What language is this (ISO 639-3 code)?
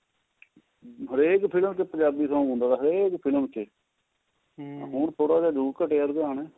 pan